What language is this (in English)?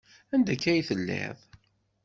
Kabyle